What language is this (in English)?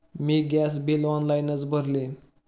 Marathi